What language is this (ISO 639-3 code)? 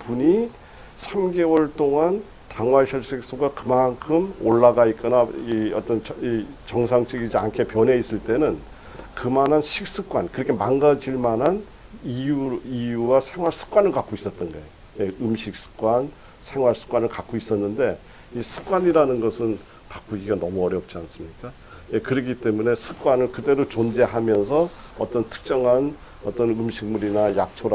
kor